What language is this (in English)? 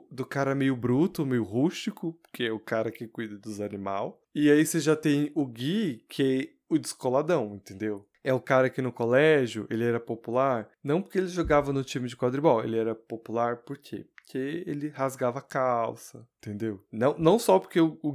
Portuguese